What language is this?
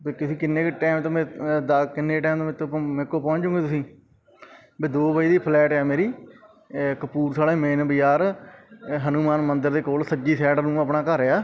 Punjabi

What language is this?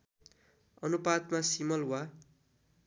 Nepali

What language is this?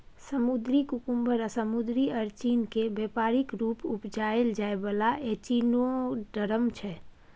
Maithili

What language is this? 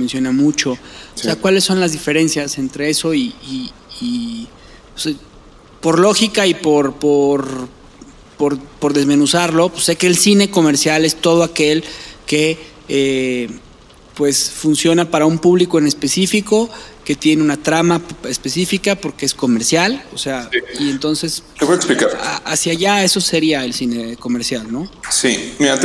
Spanish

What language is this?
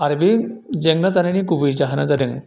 Bodo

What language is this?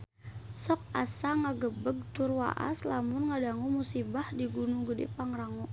Sundanese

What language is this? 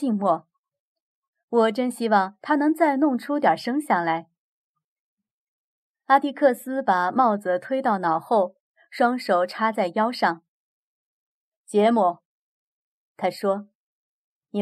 Chinese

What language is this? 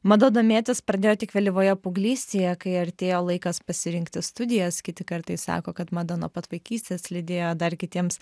Lithuanian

